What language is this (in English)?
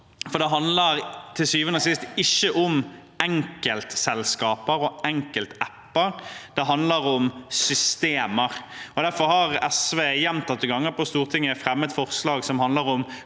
Norwegian